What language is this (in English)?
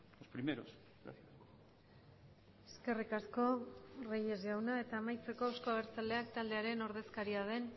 Basque